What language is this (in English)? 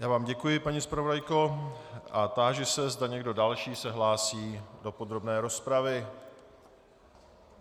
Czech